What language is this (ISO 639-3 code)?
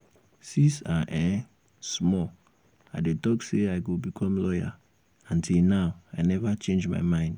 pcm